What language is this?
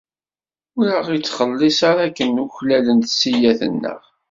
Kabyle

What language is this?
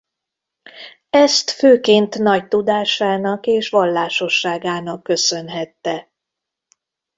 Hungarian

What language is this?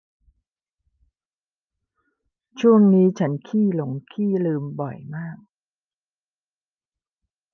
Thai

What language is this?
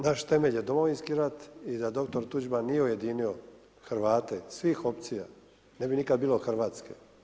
Croatian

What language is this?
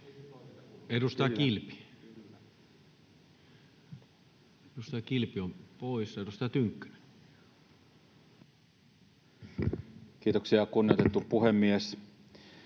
Finnish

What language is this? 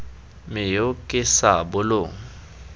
Tswana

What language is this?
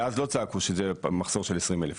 Hebrew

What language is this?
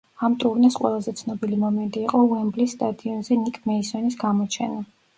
Georgian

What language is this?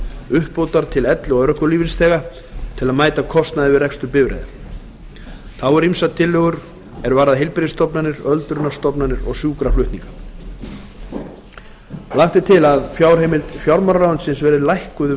Icelandic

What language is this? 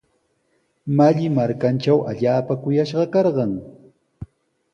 Sihuas Ancash Quechua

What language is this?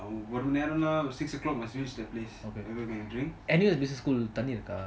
English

